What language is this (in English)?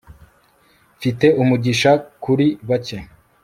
Kinyarwanda